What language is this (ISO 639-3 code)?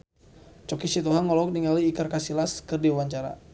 sun